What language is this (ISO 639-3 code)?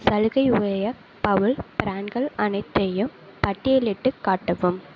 tam